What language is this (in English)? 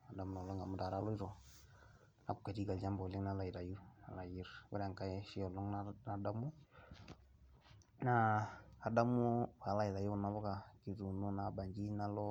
Masai